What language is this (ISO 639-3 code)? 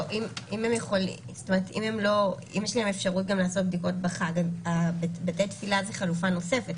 heb